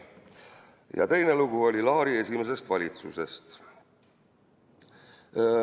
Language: Estonian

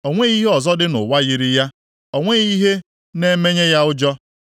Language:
Igbo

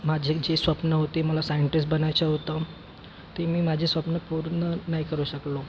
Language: Marathi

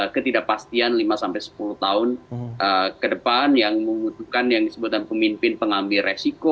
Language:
Indonesian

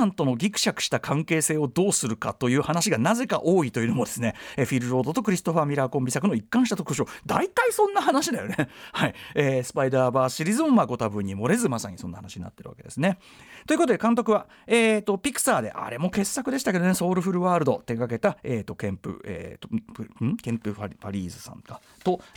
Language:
Japanese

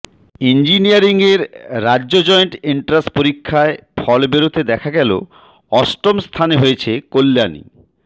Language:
Bangla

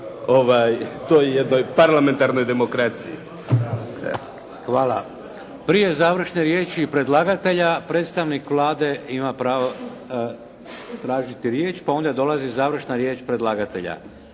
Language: Croatian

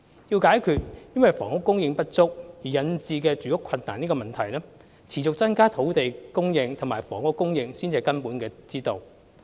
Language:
Cantonese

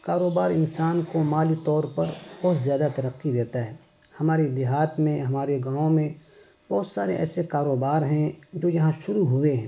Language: Urdu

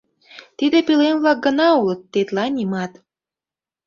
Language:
Mari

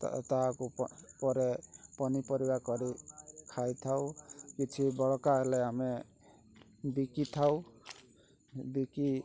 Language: Odia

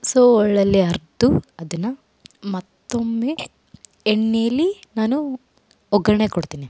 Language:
Kannada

